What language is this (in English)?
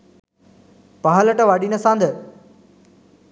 Sinhala